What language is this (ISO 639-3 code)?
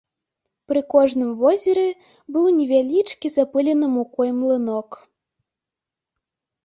bel